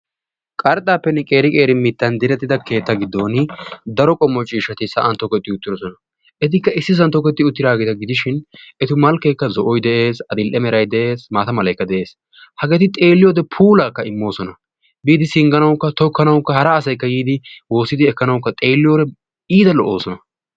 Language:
Wolaytta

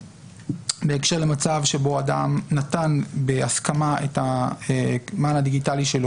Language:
Hebrew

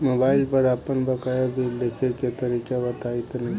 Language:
Bhojpuri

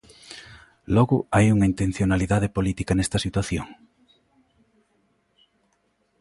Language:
Galician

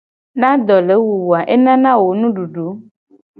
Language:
Gen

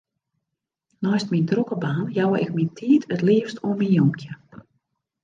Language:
Western Frisian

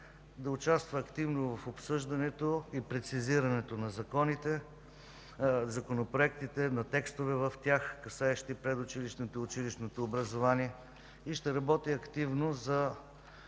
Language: Bulgarian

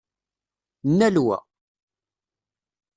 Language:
Kabyle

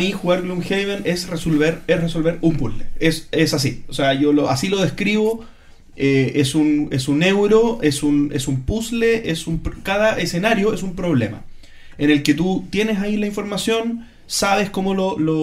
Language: Spanish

